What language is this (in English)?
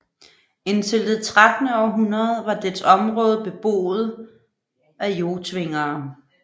Danish